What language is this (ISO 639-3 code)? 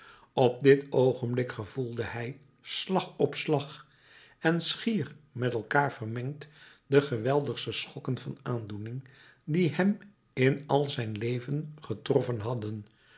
nld